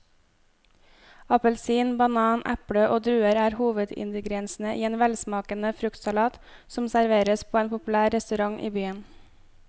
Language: Norwegian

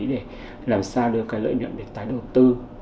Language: Vietnamese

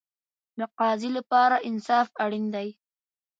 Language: Pashto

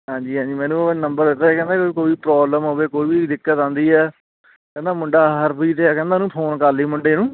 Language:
Punjabi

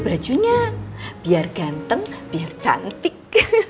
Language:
Indonesian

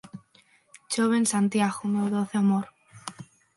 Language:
Galician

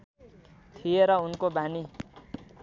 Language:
Nepali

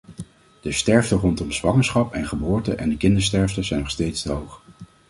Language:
Dutch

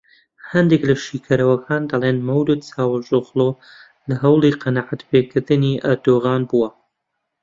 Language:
Central Kurdish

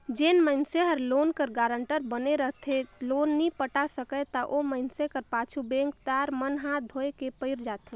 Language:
Chhattisgarhi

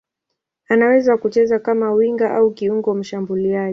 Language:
Swahili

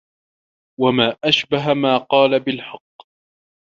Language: Arabic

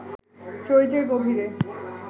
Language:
Bangla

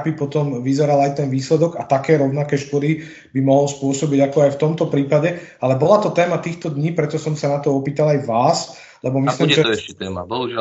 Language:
Slovak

